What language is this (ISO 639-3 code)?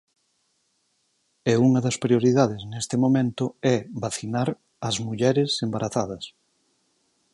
glg